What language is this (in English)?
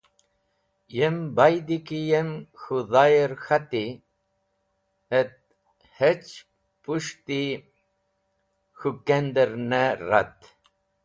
Wakhi